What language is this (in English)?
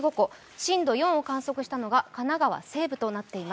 Japanese